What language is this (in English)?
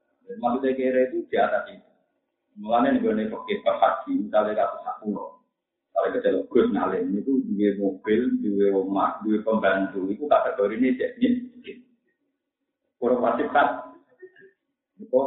Indonesian